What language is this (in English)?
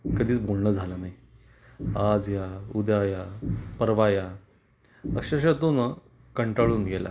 Marathi